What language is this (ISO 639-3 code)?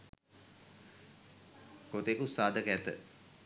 sin